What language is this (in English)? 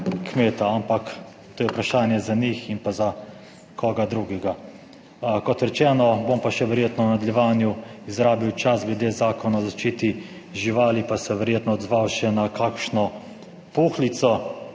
Slovenian